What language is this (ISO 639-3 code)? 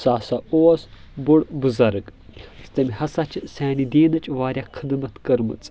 kas